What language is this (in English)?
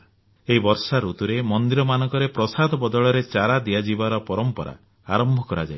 Odia